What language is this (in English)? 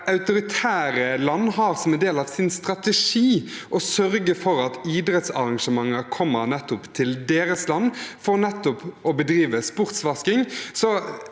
Norwegian